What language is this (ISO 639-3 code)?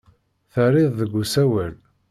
kab